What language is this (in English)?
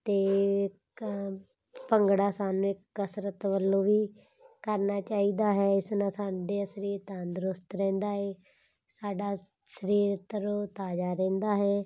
Punjabi